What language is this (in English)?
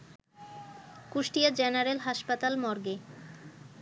Bangla